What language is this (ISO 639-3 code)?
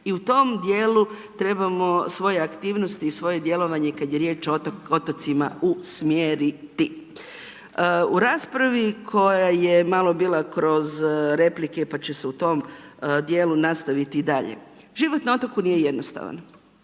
hrv